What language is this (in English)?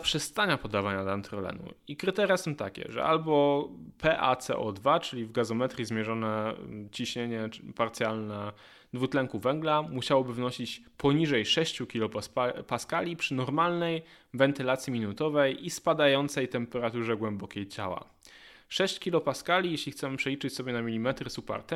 Polish